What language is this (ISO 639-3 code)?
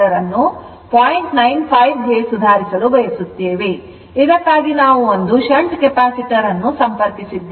kan